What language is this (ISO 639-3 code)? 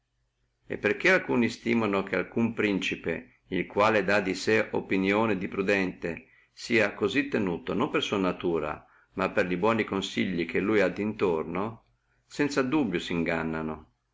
ita